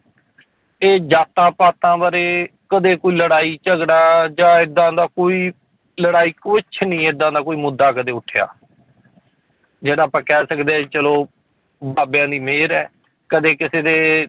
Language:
Punjabi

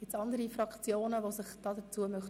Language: Swiss German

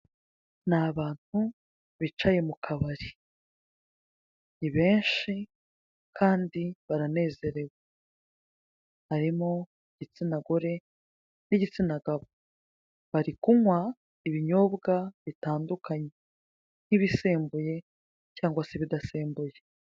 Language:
Kinyarwanda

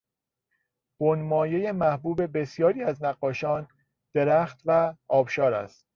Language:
Persian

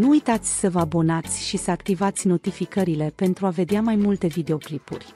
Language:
Romanian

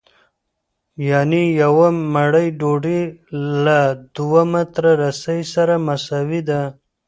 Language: Pashto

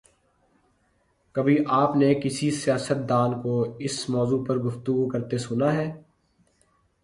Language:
Urdu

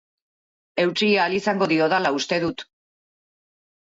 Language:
Basque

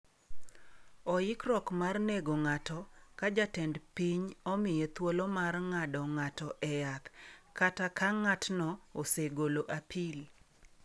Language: Luo (Kenya and Tanzania)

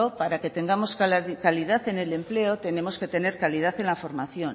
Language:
Spanish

